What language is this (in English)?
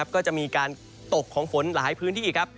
Thai